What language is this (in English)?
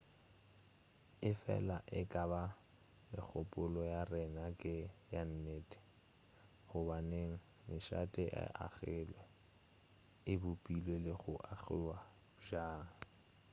Northern Sotho